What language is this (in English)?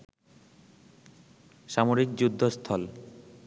Bangla